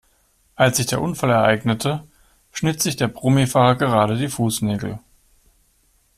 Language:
German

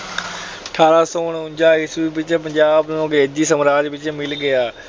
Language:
Punjabi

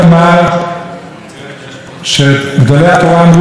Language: Hebrew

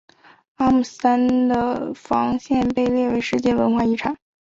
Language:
Chinese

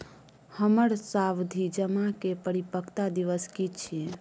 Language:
Maithili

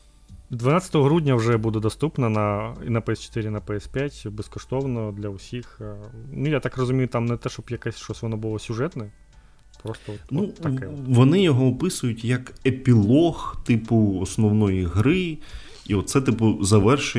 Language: Ukrainian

